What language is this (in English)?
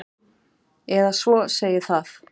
Icelandic